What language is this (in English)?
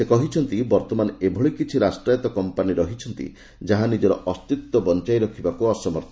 Odia